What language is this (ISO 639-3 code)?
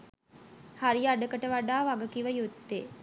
sin